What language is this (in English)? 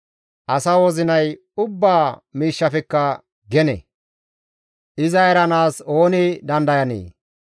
Gamo